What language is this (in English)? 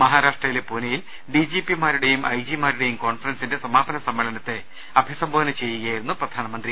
Malayalam